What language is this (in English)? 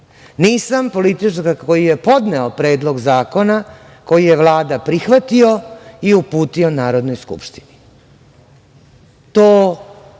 Serbian